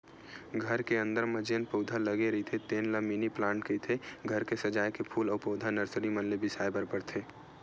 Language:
Chhattisgarhi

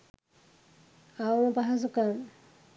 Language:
Sinhala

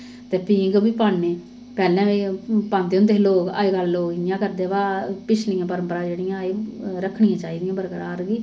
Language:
Dogri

